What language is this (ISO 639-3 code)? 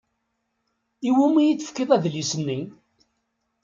kab